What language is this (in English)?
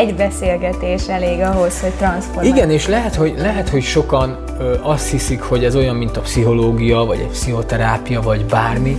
Hungarian